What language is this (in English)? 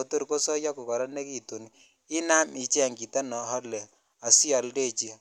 Kalenjin